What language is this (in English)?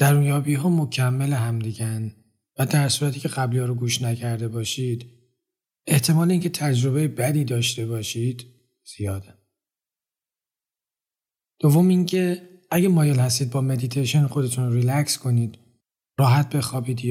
Persian